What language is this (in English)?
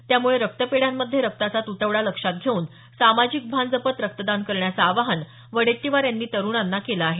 Marathi